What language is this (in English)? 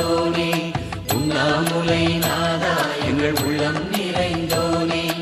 Tamil